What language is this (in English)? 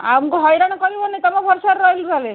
Odia